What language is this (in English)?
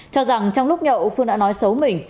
Vietnamese